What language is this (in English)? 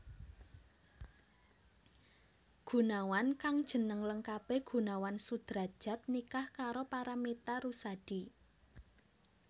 Javanese